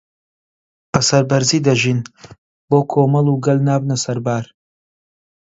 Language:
Central Kurdish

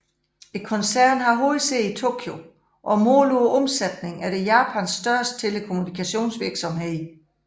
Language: Danish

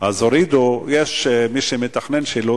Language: Hebrew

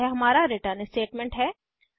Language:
Hindi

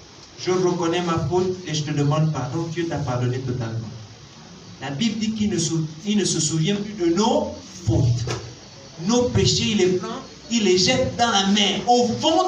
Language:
French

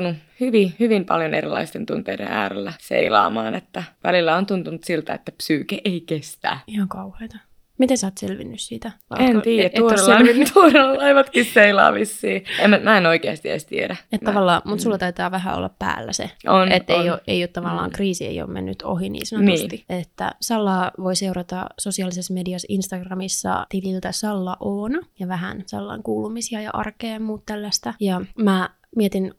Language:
Finnish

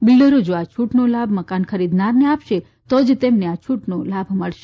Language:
Gujarati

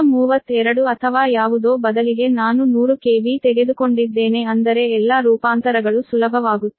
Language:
Kannada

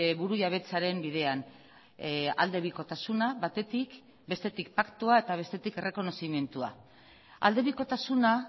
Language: Basque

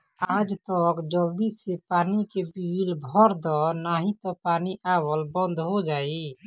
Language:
Bhojpuri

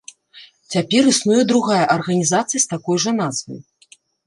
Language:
Belarusian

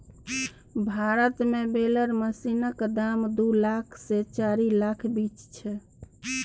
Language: Maithili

